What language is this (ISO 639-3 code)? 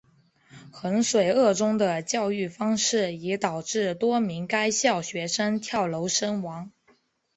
zho